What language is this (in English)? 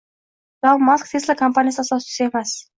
Uzbek